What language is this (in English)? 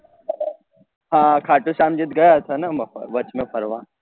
Gujarati